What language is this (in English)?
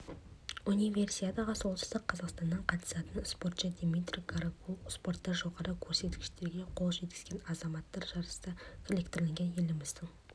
Kazakh